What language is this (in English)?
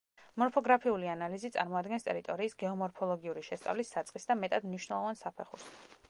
Georgian